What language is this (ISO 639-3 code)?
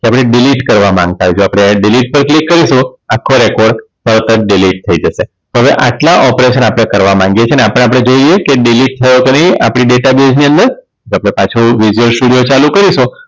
guj